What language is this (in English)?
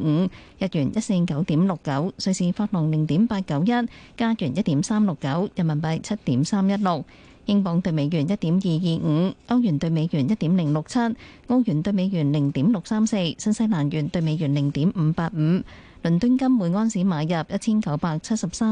Chinese